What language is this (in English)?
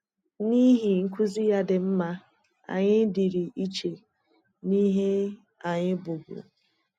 Igbo